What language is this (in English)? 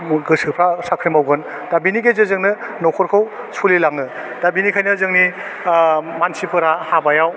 Bodo